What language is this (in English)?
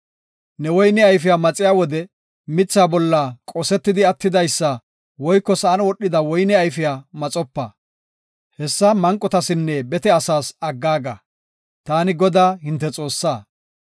Gofa